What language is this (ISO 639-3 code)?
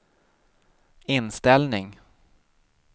swe